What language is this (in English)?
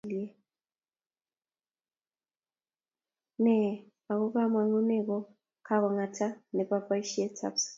Kalenjin